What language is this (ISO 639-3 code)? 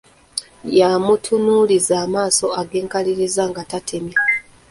lug